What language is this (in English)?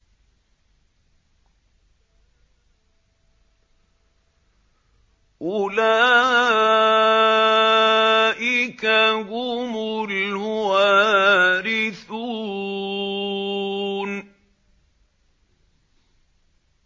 Arabic